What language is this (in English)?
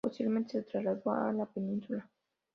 Spanish